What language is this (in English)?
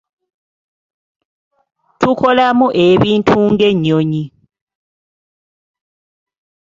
Ganda